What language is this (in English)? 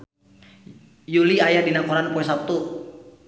Sundanese